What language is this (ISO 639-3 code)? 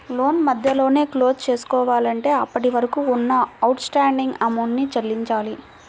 tel